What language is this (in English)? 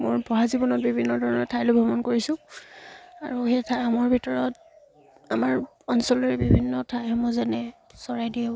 Assamese